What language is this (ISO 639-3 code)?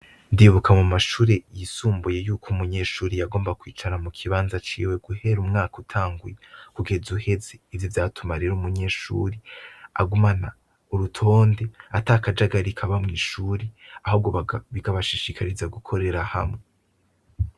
run